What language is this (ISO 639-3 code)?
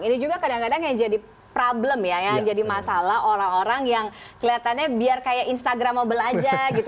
ind